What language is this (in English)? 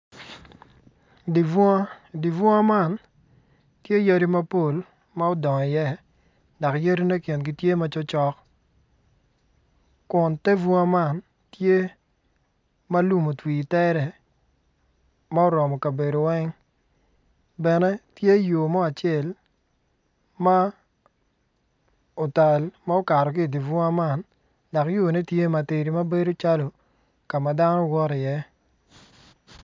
Acoli